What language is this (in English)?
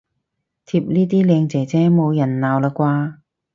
Cantonese